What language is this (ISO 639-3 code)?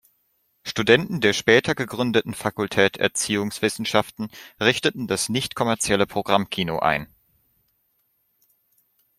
deu